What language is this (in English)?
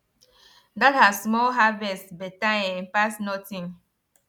Nigerian Pidgin